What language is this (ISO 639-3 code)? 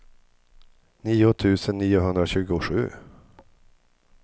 swe